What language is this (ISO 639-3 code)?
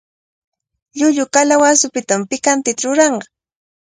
qvl